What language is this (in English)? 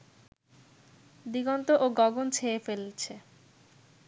Bangla